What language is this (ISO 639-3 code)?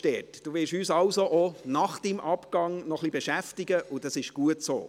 gsw